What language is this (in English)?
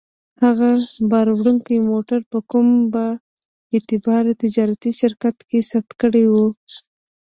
Pashto